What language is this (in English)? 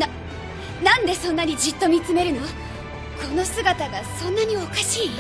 Japanese